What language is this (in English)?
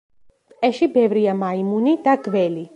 Georgian